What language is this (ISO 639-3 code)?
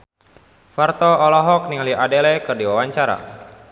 sun